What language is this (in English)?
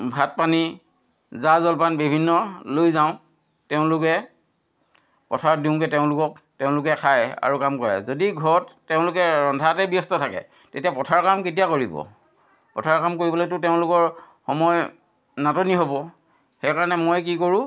Assamese